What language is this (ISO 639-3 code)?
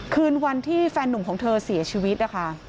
tha